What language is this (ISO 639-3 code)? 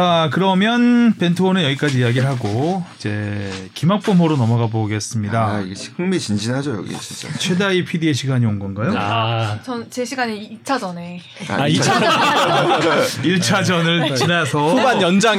kor